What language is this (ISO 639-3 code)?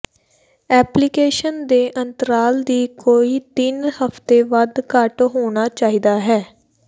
pan